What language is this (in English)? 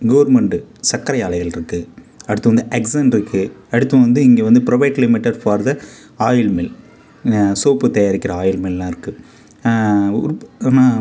Tamil